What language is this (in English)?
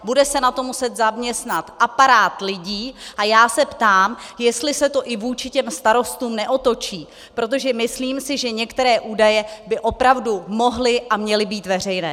Czech